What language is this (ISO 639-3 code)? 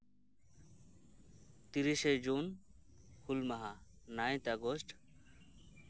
sat